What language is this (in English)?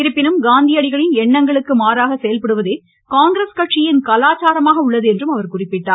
Tamil